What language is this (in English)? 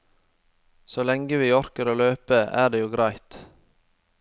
Norwegian